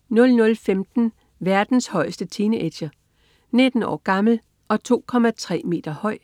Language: Danish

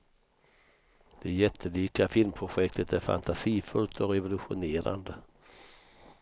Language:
Swedish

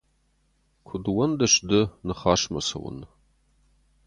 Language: Ossetic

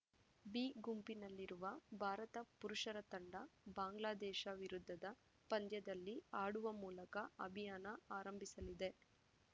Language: Kannada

